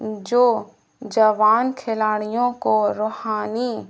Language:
Urdu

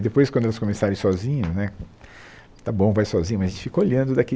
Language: Portuguese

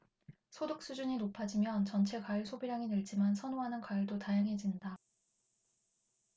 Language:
Korean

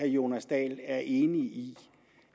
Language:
Danish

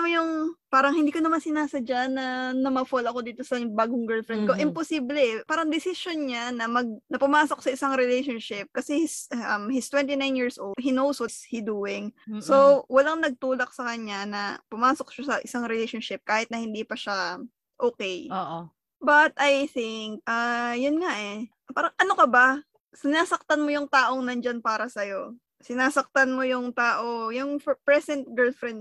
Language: Filipino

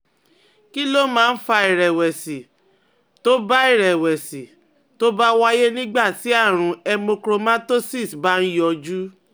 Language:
Yoruba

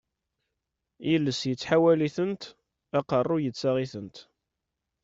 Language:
Kabyle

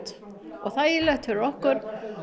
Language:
Icelandic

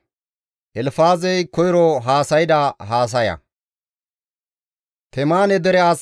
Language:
Gamo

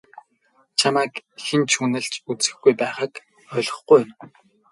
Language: Mongolian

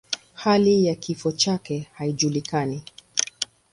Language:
Swahili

